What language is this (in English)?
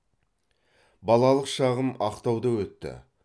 Kazakh